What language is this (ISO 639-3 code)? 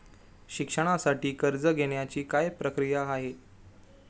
mar